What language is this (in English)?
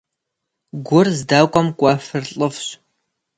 Kabardian